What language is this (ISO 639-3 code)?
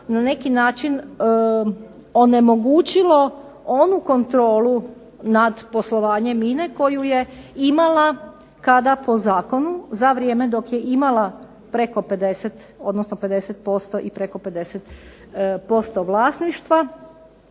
hrv